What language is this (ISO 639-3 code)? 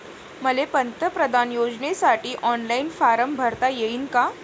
mar